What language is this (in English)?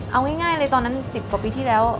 Thai